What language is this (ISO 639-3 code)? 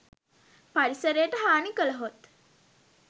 sin